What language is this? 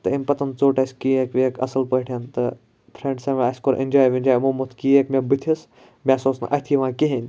Kashmiri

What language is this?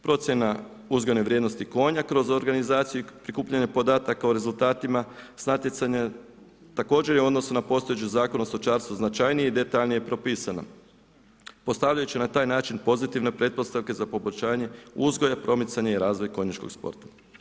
Croatian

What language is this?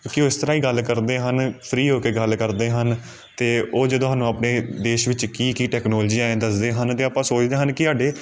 Punjabi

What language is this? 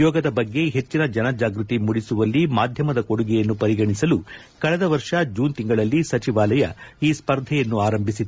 Kannada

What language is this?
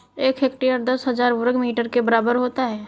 Hindi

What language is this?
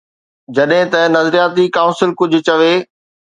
Sindhi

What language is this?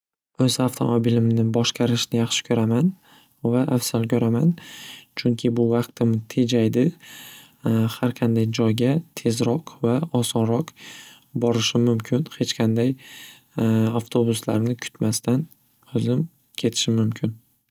Uzbek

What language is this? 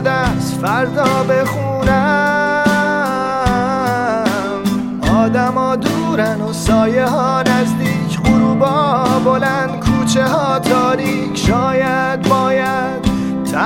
Persian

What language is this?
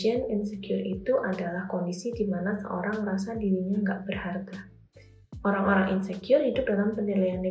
Indonesian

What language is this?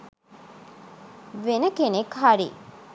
Sinhala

